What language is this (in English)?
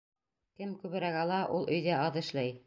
Bashkir